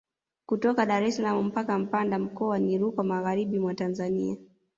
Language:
Swahili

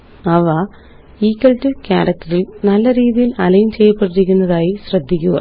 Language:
Malayalam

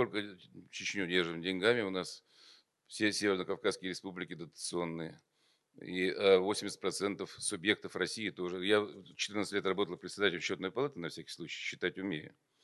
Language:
Russian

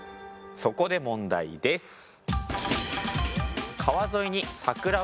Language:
Japanese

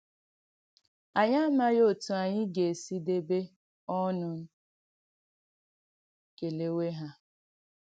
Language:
Igbo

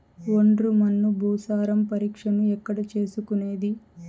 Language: Telugu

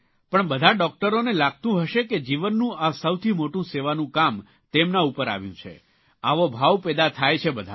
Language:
Gujarati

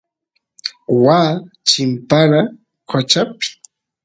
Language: Santiago del Estero Quichua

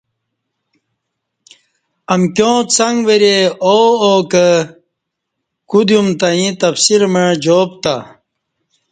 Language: Kati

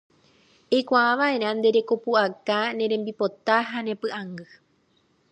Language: Guarani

